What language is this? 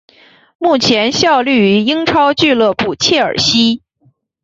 Chinese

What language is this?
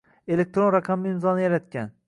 Uzbek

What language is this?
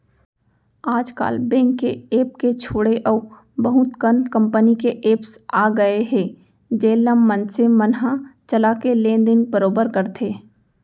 Chhattisgarhi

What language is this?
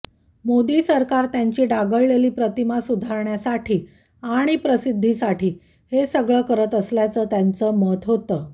Marathi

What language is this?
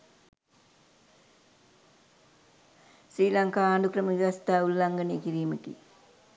Sinhala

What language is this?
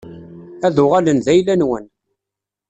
Kabyle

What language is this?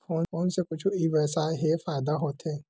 Chhattisgarhi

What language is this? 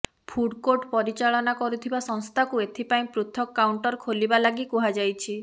Odia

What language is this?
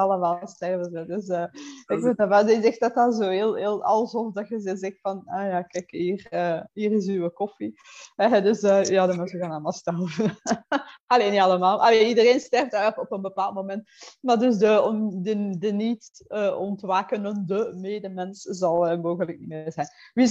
Dutch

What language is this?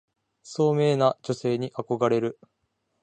Japanese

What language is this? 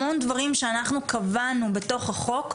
Hebrew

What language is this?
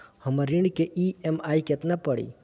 Bhojpuri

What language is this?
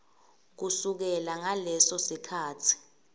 Swati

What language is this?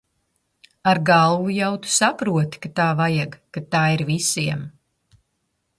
Latvian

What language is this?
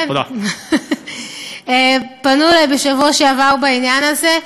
Hebrew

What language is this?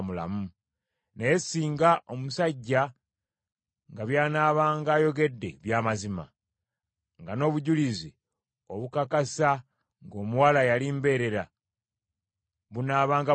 Ganda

